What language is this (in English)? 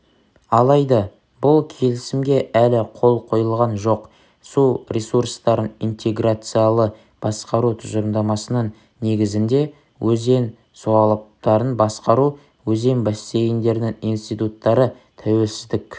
Kazakh